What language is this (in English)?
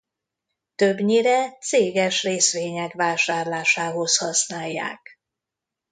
Hungarian